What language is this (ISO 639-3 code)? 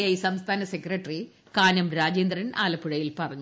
mal